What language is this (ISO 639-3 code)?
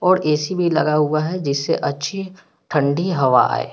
hin